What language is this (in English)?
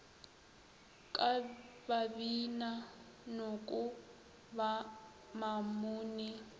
Northern Sotho